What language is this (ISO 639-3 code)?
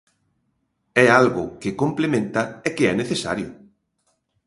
glg